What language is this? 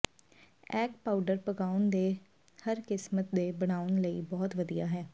Punjabi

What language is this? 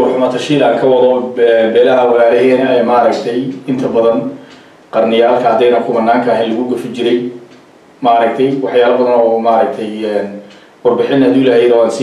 Arabic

